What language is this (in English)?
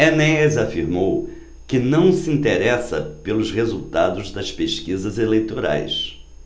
Portuguese